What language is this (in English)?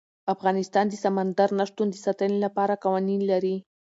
Pashto